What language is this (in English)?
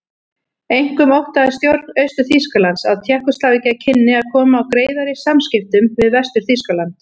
Icelandic